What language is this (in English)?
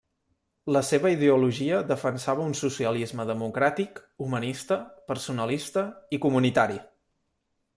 Catalan